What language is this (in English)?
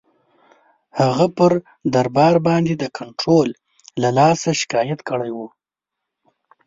Pashto